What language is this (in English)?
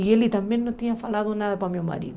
Portuguese